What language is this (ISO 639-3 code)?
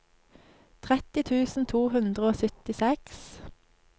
nor